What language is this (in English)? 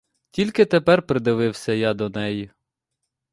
Ukrainian